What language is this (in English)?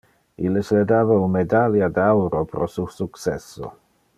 Interlingua